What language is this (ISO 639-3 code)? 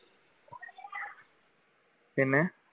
mal